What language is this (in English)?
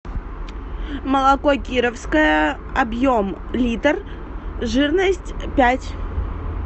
Russian